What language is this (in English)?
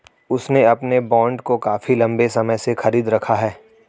Hindi